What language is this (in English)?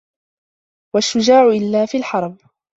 Arabic